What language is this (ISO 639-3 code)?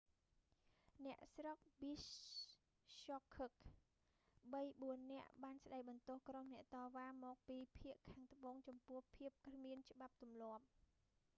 khm